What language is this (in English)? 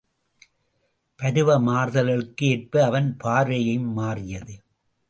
Tamil